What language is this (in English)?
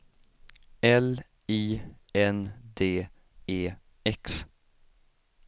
Swedish